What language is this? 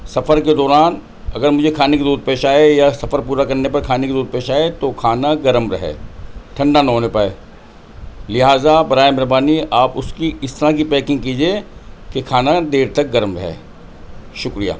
Urdu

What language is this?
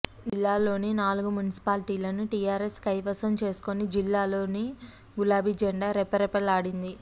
Telugu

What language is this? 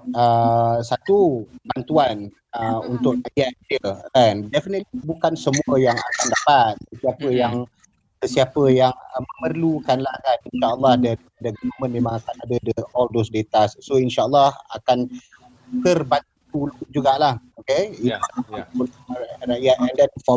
Malay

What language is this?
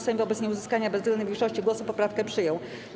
Polish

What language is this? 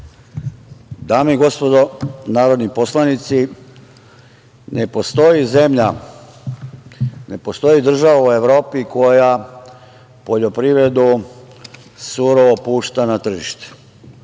Serbian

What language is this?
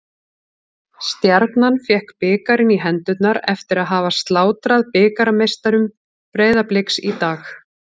Icelandic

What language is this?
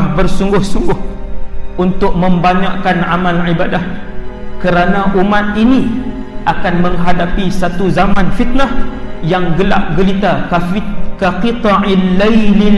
Malay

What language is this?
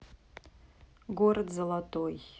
Russian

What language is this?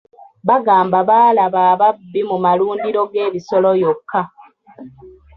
Ganda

